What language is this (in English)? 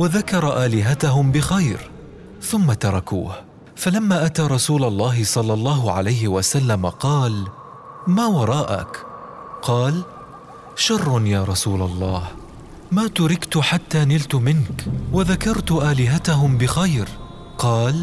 Arabic